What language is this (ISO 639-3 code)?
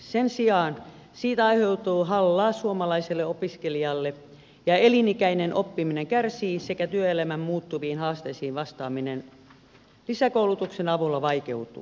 fin